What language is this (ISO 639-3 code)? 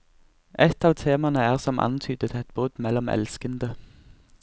nor